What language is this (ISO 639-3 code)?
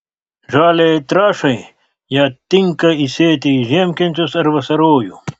lit